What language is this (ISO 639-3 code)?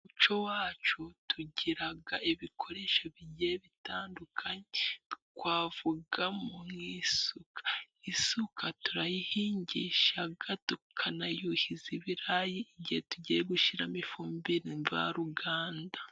kin